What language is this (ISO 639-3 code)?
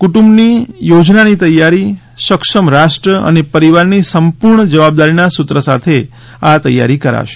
guj